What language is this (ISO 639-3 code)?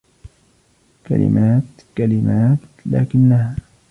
ara